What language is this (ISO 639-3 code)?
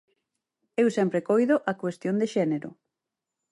glg